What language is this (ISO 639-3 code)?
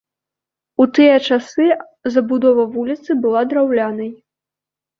bel